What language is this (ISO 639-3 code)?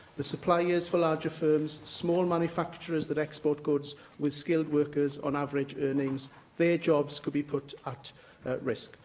eng